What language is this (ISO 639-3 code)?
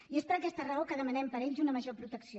cat